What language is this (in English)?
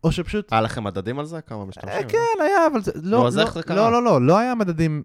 Hebrew